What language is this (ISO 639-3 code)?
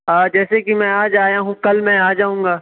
urd